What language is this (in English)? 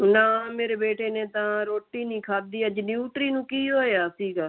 Punjabi